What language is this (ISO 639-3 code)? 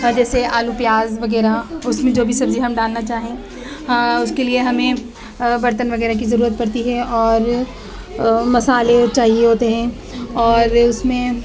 urd